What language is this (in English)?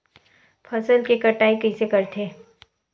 Chhattisgarhi